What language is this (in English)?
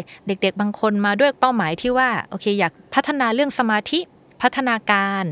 Thai